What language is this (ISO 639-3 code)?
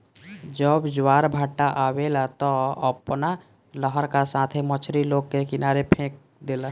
bho